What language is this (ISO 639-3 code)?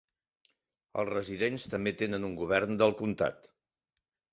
cat